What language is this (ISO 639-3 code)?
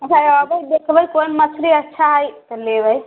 mai